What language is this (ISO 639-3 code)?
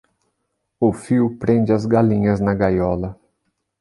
por